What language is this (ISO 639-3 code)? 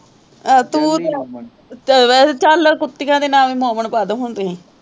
pan